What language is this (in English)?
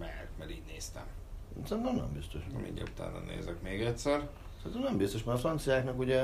Hungarian